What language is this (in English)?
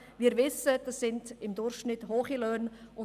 Swiss German